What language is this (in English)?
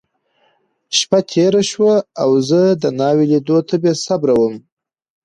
Pashto